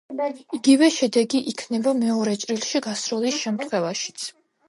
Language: Georgian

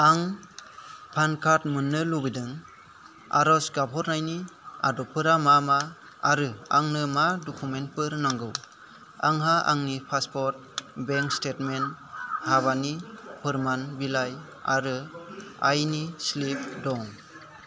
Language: Bodo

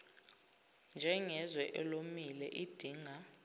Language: Zulu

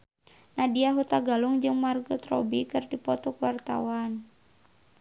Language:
Sundanese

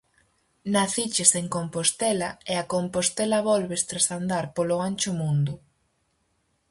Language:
Galician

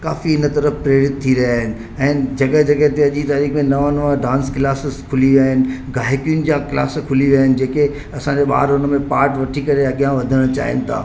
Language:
Sindhi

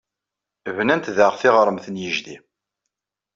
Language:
Kabyle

